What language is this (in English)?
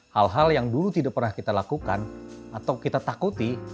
Indonesian